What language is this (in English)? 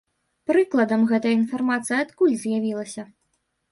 Belarusian